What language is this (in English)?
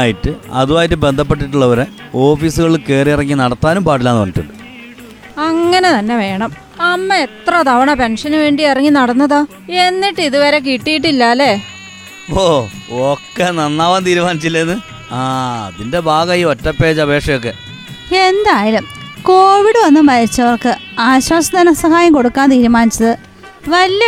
Malayalam